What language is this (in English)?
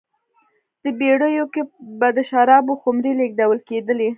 Pashto